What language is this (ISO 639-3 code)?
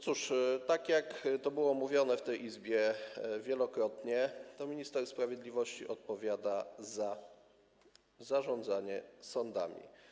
pol